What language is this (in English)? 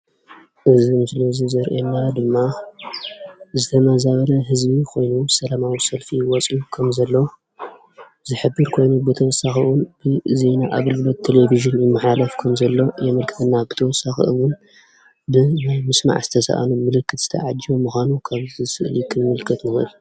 Tigrinya